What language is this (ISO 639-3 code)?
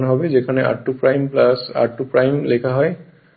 ben